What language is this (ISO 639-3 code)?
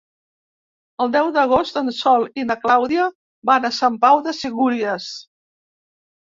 cat